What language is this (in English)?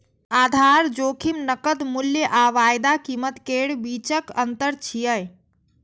Maithili